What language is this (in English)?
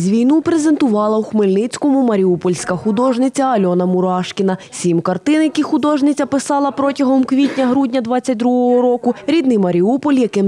Ukrainian